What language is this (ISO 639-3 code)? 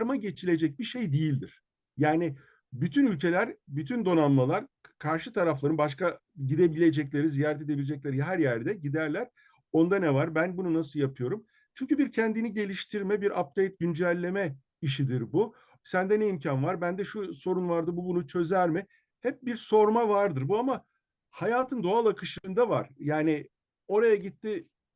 tur